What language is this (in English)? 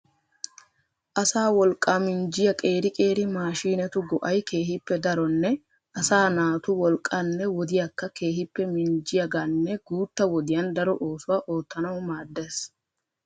Wolaytta